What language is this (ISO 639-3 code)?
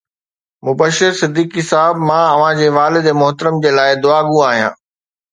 snd